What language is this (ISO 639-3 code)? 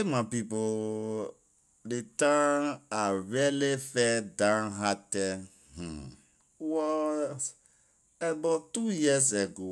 lir